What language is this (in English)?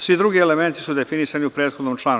Serbian